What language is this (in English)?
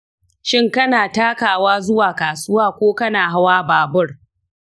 Hausa